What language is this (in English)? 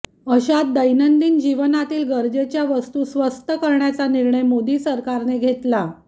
Marathi